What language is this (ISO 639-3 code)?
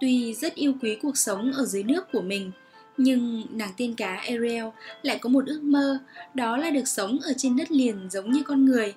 vie